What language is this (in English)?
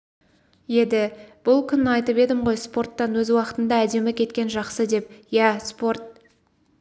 Kazakh